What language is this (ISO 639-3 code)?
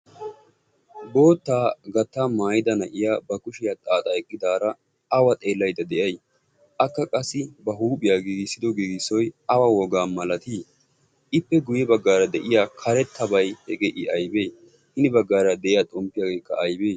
wal